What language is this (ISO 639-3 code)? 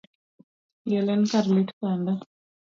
luo